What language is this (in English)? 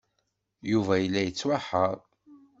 Kabyle